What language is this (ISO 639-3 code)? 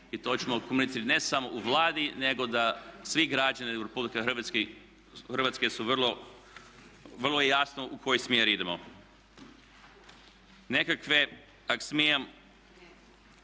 hrv